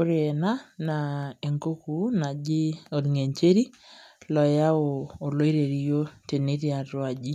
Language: Masai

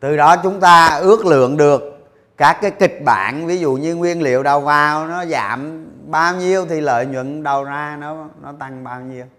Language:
Vietnamese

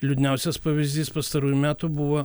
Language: Lithuanian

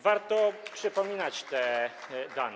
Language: Polish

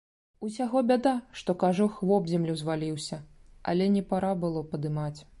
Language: Belarusian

